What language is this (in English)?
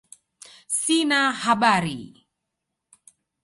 Swahili